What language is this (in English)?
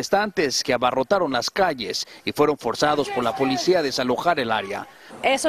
Spanish